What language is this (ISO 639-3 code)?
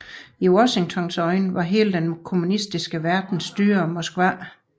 dan